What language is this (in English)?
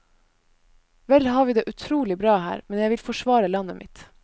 Norwegian